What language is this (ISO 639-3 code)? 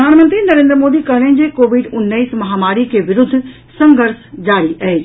mai